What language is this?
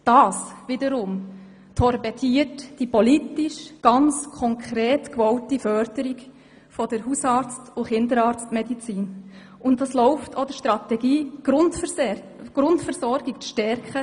Swiss German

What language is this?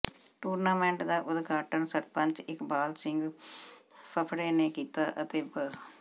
Punjabi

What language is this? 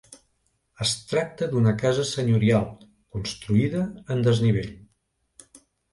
Catalan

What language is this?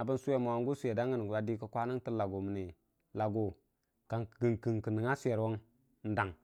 Dijim-Bwilim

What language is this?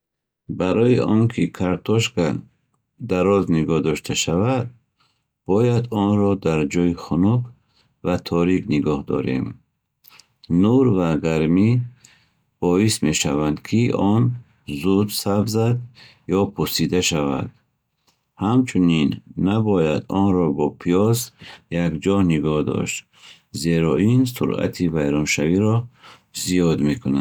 Bukharic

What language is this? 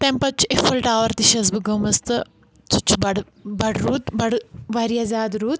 Kashmiri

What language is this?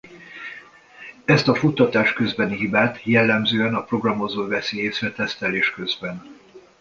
Hungarian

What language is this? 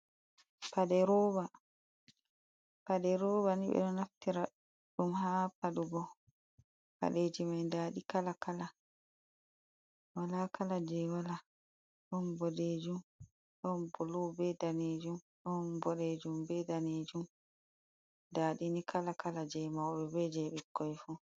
Fula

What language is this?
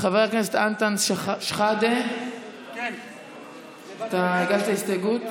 Hebrew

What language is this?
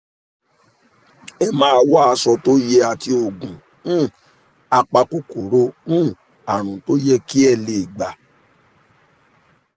Yoruba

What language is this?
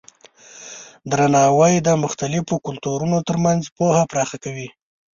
Pashto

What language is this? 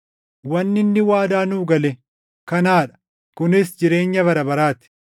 Oromo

